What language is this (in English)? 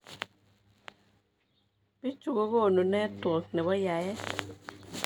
Kalenjin